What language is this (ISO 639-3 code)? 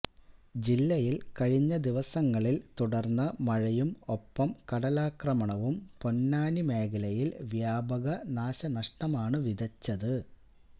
mal